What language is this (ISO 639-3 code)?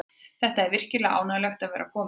isl